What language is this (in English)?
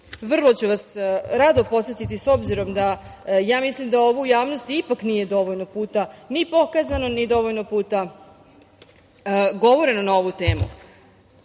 Serbian